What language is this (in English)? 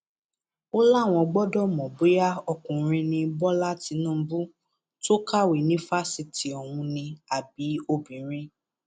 Yoruba